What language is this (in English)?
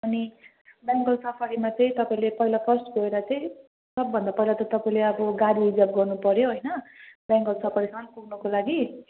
Nepali